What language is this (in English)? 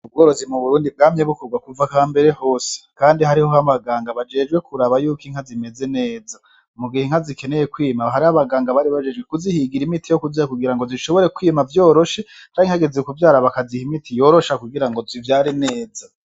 Rundi